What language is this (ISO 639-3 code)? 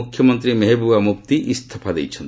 ori